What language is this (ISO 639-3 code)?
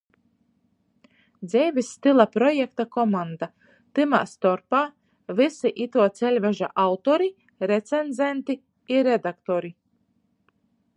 ltg